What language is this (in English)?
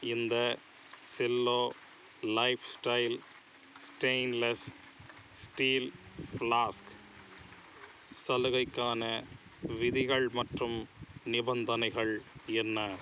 Tamil